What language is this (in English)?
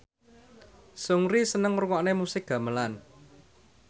Javanese